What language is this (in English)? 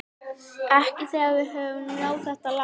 Icelandic